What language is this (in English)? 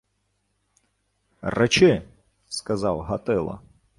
Ukrainian